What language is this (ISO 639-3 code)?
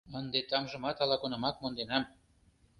chm